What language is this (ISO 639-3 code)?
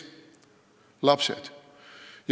est